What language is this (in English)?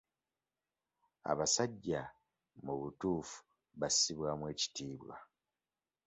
Ganda